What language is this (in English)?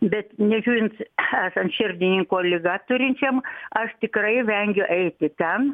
Lithuanian